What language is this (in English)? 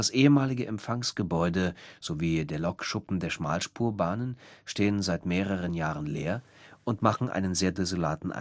German